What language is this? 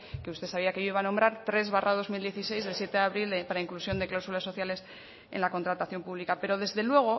Spanish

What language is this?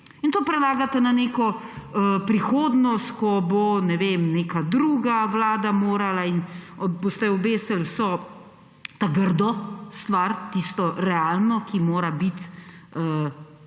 Slovenian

